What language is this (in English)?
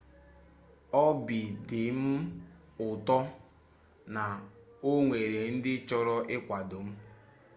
Igbo